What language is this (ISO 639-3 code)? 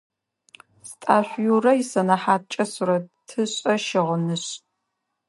ady